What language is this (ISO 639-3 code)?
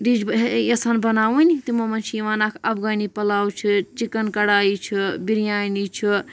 kas